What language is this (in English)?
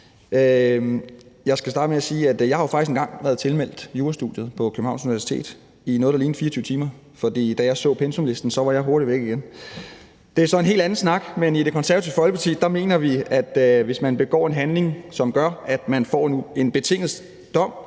Danish